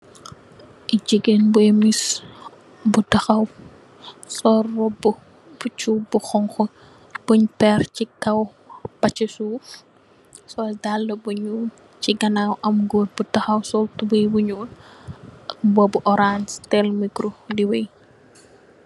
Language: Wolof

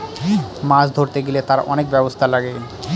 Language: Bangla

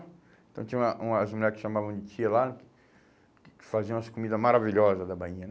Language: Portuguese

